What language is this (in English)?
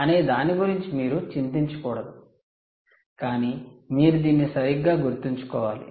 Telugu